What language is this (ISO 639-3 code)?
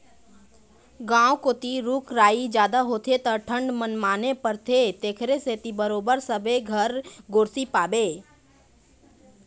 hne